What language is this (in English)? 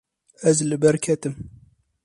Kurdish